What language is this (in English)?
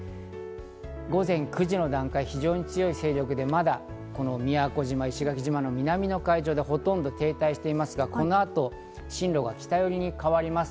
Japanese